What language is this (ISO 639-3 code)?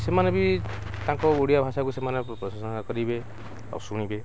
ori